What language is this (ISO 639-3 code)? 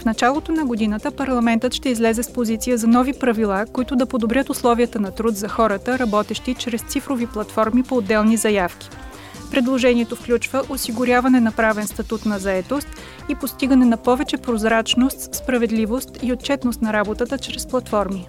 bul